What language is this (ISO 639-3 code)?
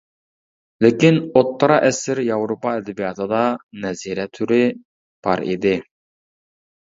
uig